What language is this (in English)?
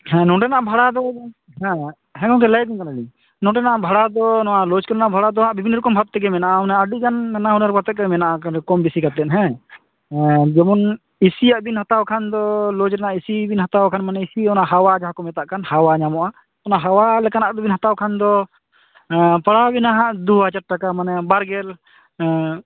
Santali